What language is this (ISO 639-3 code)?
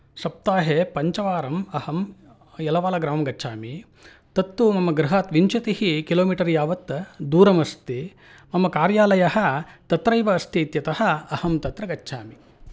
san